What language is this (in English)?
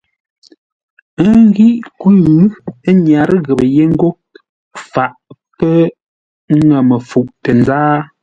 Ngombale